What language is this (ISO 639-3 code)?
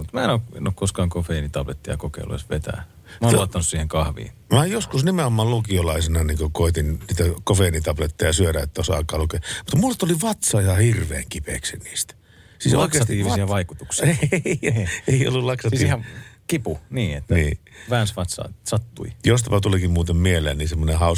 fin